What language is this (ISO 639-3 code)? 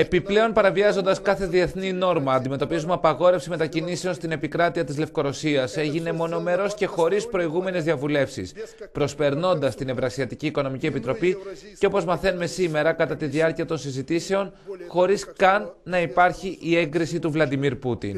ell